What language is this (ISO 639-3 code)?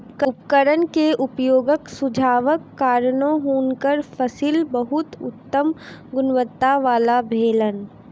mai